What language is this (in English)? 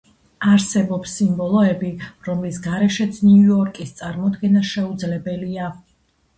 Georgian